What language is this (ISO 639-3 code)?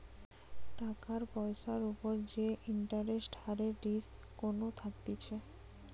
ben